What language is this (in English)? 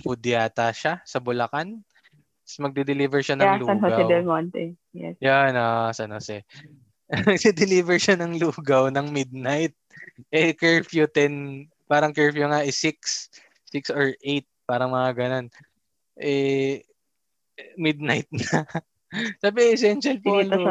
Filipino